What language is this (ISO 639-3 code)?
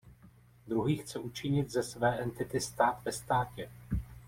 ces